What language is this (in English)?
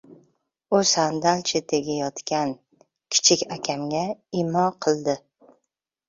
Uzbek